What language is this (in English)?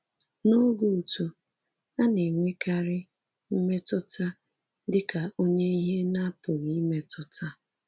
Igbo